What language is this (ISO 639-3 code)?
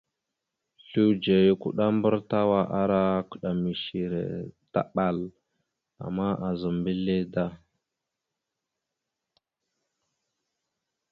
mxu